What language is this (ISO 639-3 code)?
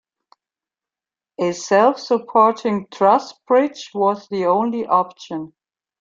eng